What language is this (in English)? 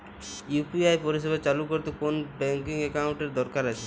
Bangla